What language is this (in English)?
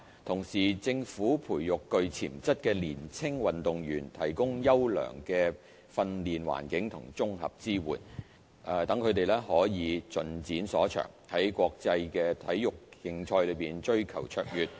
Cantonese